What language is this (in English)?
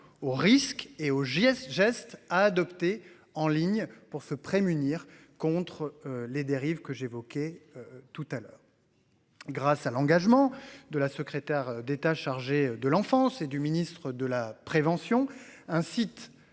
French